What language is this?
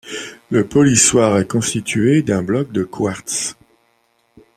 French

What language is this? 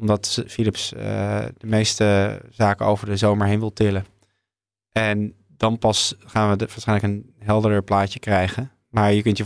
Dutch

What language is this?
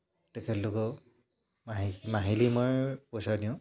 Assamese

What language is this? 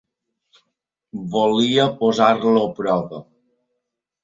Catalan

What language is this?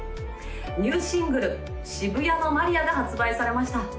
Japanese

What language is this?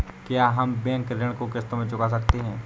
Hindi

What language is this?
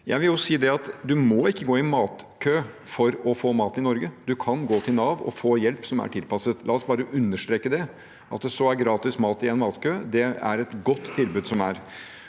Norwegian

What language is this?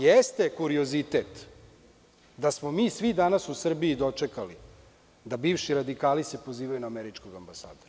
Serbian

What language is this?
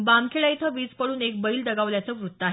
Marathi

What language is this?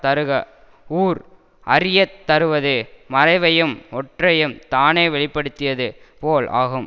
Tamil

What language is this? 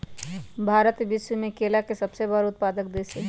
Magahi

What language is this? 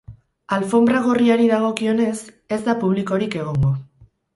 Basque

